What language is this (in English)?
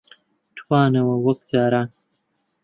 Central Kurdish